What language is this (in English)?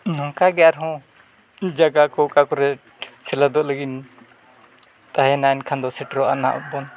Santali